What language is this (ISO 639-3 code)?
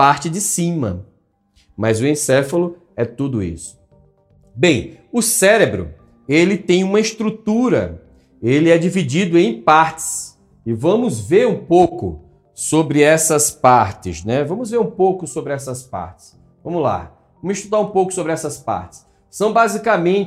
por